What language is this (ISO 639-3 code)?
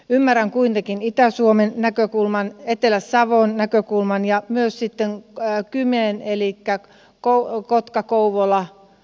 fin